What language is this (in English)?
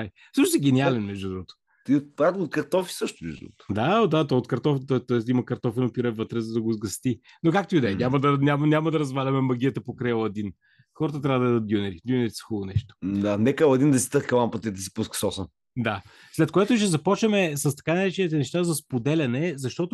Bulgarian